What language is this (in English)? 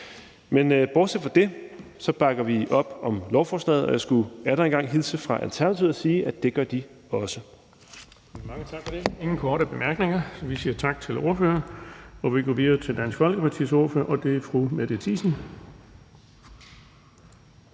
Danish